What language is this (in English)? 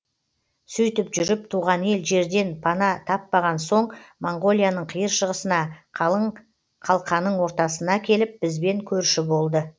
Kazakh